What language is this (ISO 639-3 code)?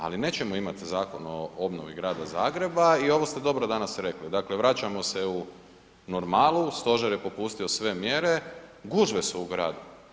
hrv